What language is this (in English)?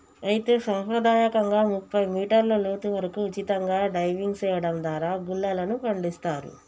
Telugu